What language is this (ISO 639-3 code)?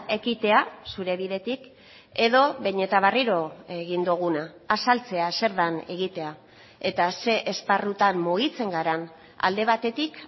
eus